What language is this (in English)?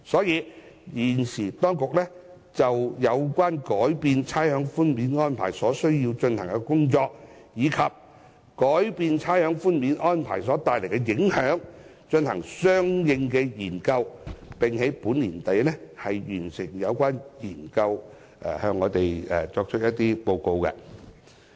Cantonese